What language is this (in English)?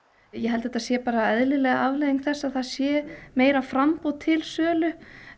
Icelandic